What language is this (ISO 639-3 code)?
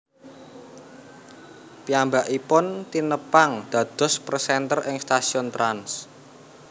jav